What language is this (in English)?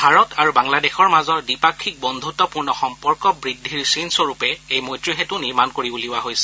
Assamese